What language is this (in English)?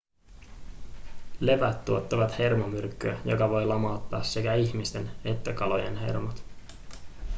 Finnish